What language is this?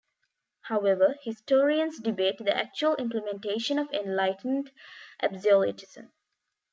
English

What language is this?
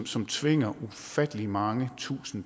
Danish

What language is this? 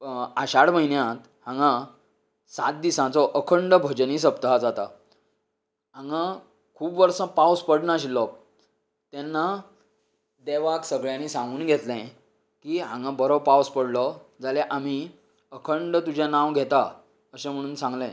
Konkani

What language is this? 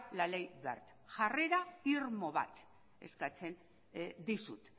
Basque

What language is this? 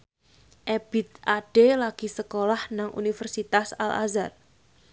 Javanese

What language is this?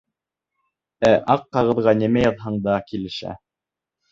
Bashkir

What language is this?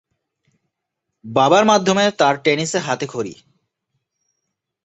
Bangla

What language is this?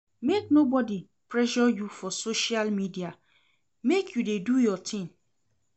Nigerian Pidgin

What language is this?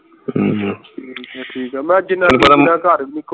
Punjabi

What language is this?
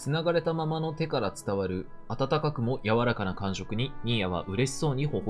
Japanese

